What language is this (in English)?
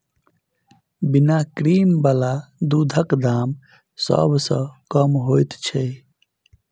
Maithili